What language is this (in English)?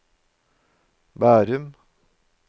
Norwegian